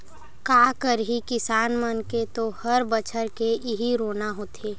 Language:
Chhattisgarhi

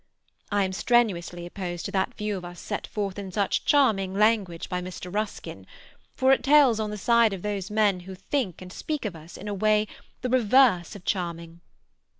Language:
English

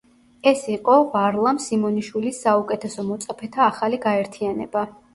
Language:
Georgian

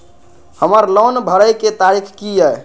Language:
Maithili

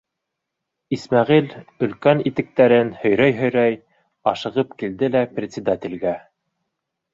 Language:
Bashkir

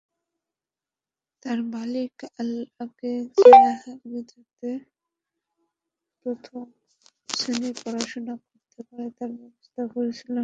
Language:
Bangla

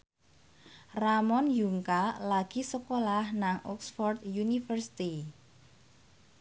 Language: Javanese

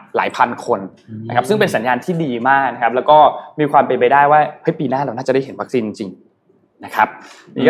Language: Thai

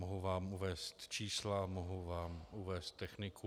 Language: Czech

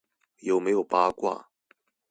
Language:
Chinese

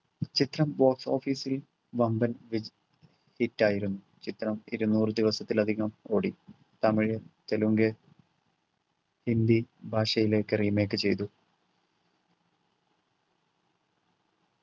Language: Malayalam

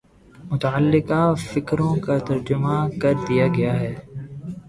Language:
Urdu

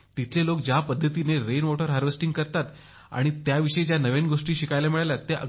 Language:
Marathi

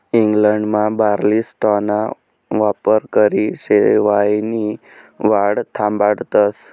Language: Marathi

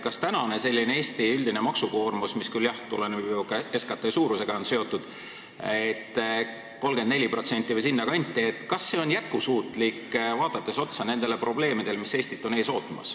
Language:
Estonian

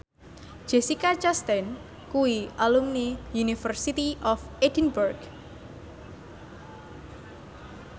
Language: Javanese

